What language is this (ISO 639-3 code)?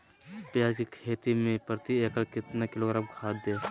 mag